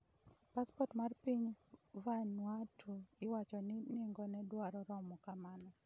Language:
Luo (Kenya and Tanzania)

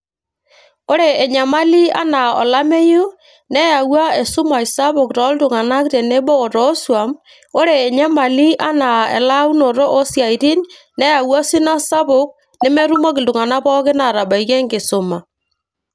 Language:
Masai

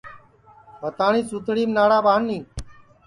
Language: Sansi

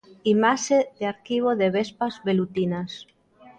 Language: Galician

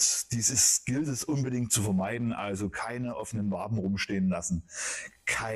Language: German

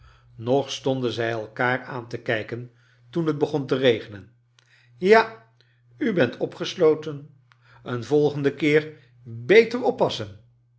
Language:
Dutch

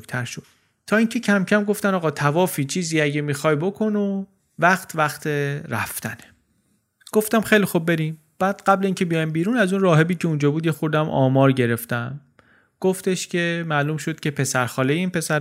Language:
Persian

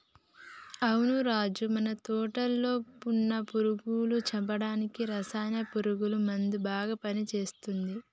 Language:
Telugu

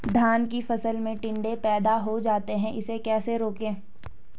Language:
Hindi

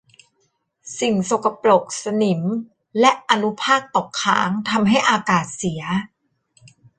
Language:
Thai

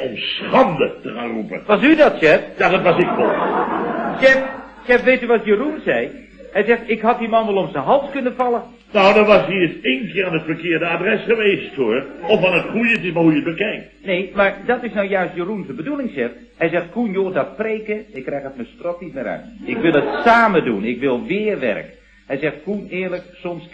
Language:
Dutch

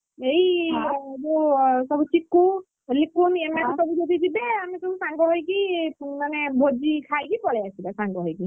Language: Odia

